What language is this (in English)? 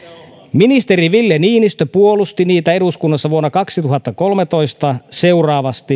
Finnish